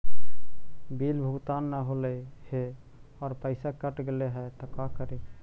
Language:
Magahi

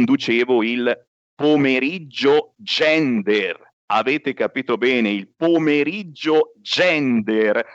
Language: Italian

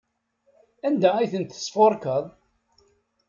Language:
Kabyle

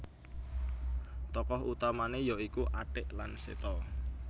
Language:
Javanese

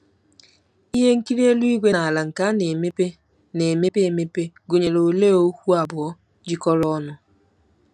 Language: Igbo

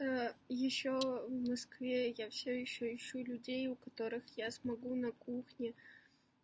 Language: Russian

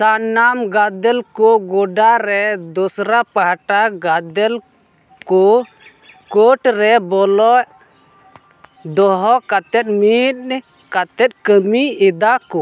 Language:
Santali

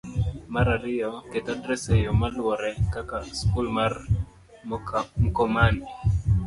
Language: Luo (Kenya and Tanzania)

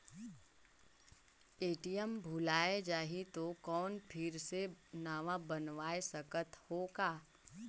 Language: Chhattisgarhi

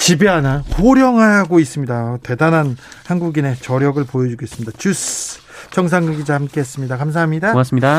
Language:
Korean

